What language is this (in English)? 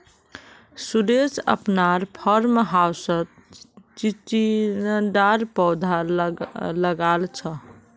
Magahi